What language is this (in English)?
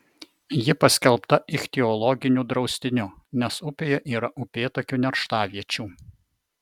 Lithuanian